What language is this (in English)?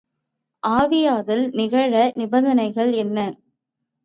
Tamil